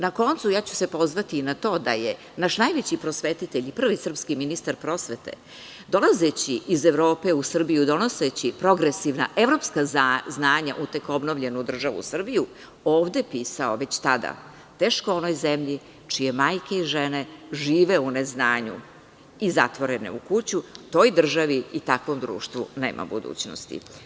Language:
Serbian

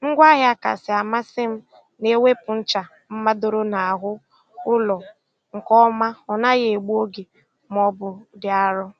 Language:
Igbo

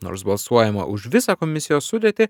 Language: Lithuanian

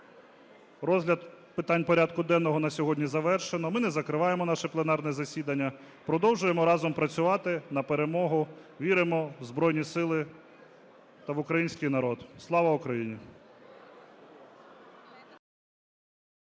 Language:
Ukrainian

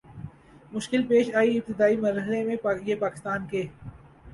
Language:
Urdu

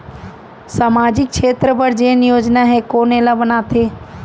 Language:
Chhattisgarhi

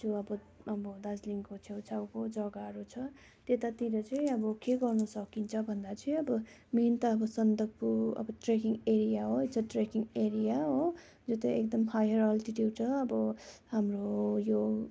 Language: Nepali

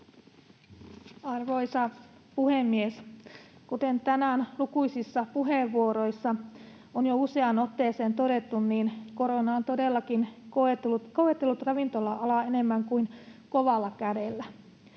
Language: Finnish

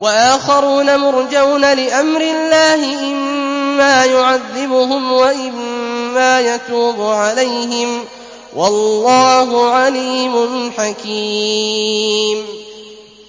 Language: Arabic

